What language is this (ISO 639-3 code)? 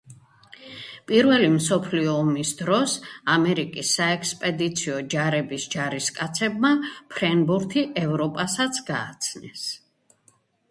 kat